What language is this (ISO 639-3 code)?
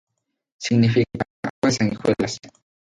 spa